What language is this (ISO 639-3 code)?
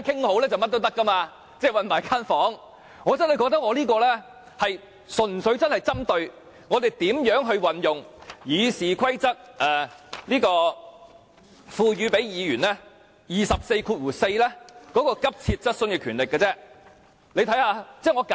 yue